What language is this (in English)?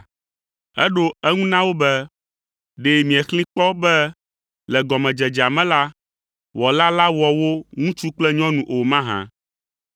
Ewe